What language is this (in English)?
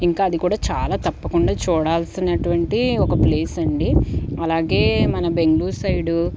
Telugu